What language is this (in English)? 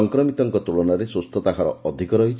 Odia